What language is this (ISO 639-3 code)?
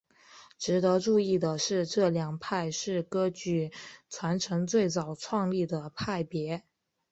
zho